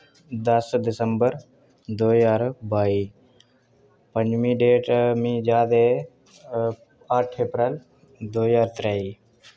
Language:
Dogri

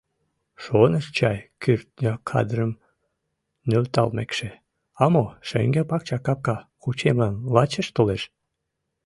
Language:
Mari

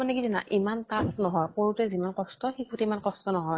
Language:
Assamese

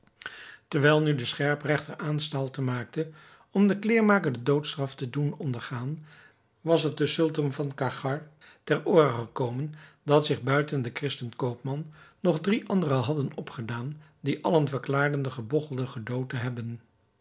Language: Dutch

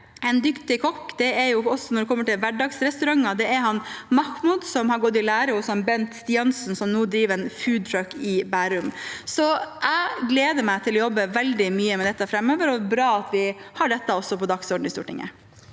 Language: Norwegian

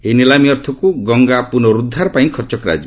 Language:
Odia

